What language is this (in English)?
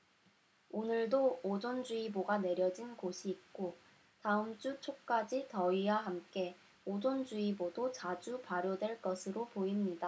Korean